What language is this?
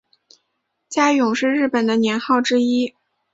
Chinese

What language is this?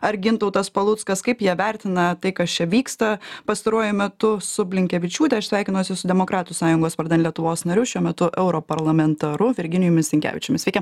Lithuanian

